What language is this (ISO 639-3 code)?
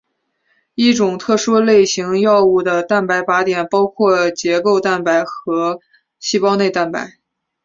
zho